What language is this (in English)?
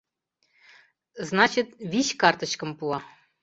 Mari